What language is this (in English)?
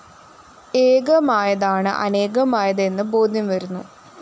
Malayalam